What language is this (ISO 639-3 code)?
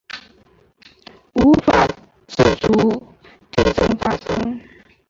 zho